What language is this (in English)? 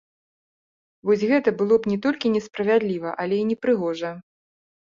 Belarusian